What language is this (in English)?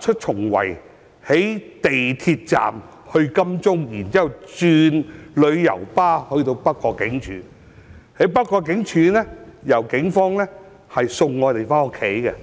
Cantonese